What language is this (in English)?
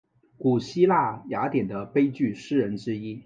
Chinese